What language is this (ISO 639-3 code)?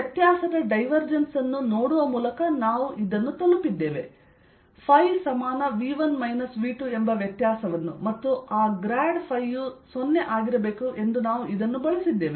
kan